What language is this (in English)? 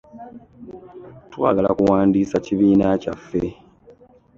Ganda